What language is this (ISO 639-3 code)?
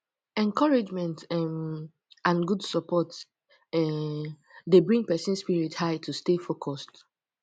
pcm